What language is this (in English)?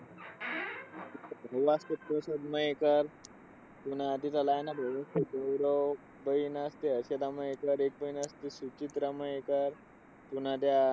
Marathi